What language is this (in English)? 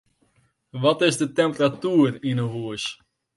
Western Frisian